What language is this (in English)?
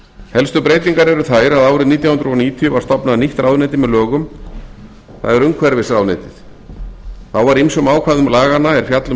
Icelandic